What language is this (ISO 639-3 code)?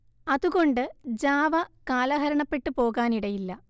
mal